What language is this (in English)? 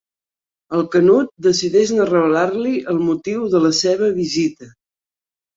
Catalan